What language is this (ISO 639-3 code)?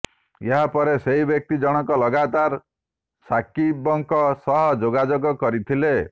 ori